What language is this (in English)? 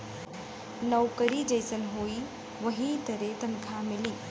Bhojpuri